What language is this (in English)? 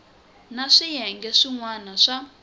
Tsonga